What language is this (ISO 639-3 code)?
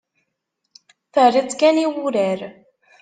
kab